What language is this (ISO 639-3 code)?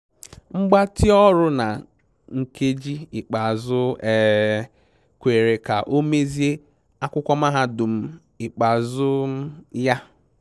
ibo